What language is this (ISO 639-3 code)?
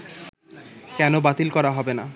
ben